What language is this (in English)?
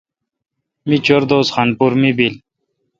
Kalkoti